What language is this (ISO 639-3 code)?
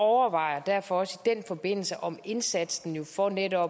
dan